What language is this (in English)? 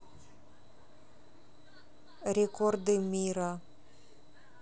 Russian